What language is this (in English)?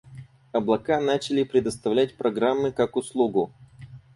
Russian